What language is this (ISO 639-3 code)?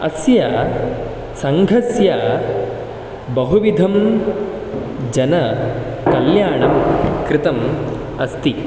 san